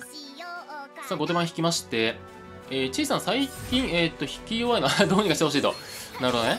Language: Japanese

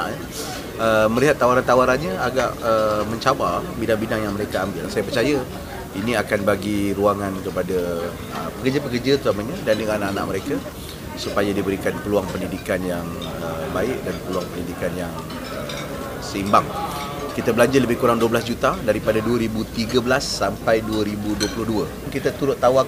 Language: Malay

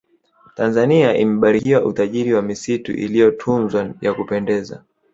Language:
Swahili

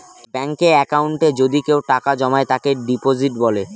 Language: Bangla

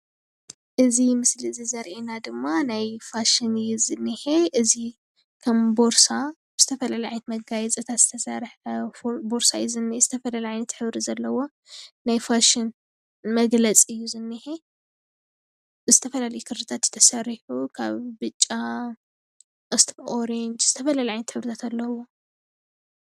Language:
Tigrinya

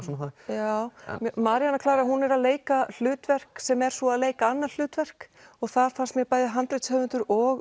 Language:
Icelandic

